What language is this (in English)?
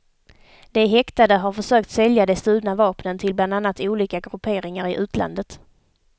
Swedish